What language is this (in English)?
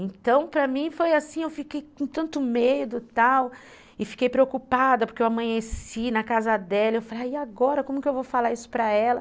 Portuguese